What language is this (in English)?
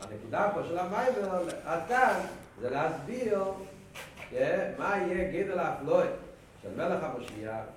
Hebrew